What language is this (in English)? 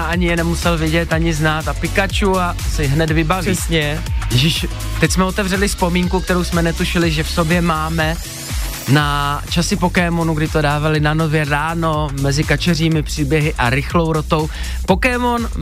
Czech